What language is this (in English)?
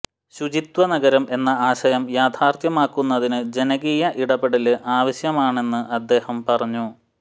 Malayalam